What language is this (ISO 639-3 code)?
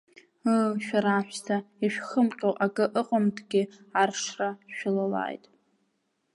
abk